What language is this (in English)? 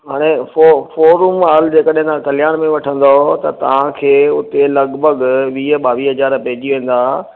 Sindhi